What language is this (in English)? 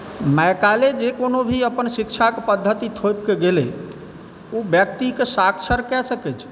Maithili